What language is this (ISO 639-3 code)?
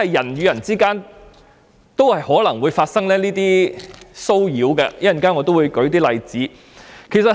yue